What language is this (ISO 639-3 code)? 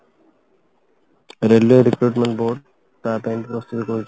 ori